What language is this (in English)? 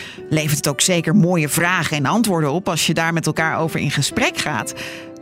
Dutch